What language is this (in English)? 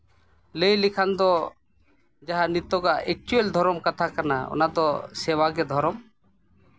Santali